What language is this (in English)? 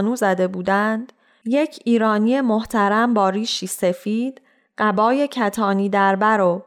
Persian